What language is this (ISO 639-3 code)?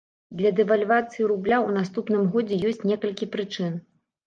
bel